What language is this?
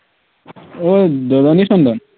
Assamese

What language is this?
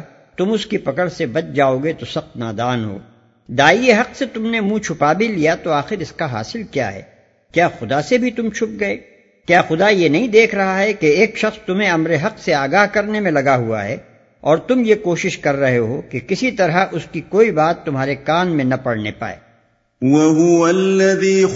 Urdu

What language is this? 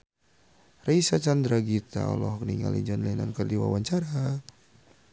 Sundanese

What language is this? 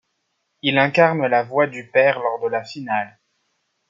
French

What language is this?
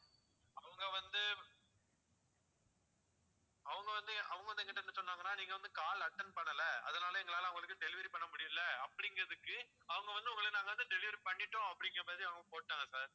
Tamil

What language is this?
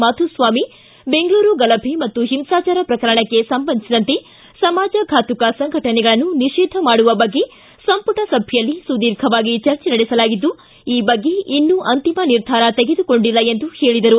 Kannada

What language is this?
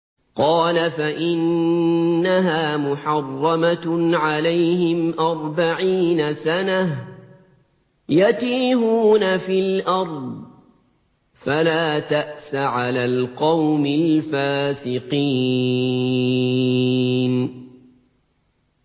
Arabic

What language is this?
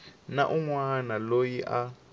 Tsonga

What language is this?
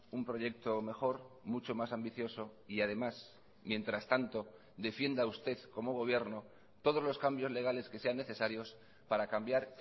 Spanish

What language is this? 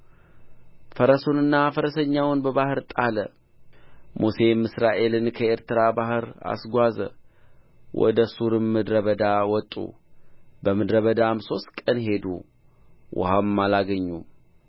Amharic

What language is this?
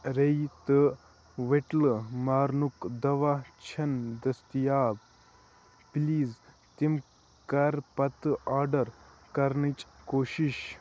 Kashmiri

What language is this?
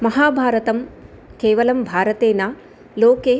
Sanskrit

